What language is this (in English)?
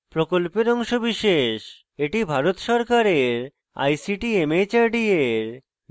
Bangla